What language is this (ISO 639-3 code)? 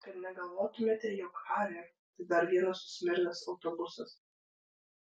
lit